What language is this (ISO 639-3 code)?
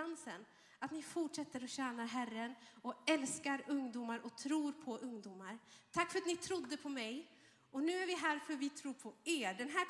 swe